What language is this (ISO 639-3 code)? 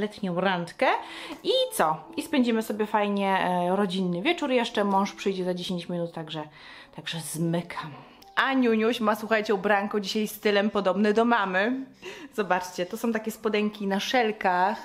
pol